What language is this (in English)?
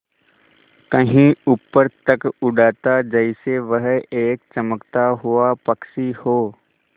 Hindi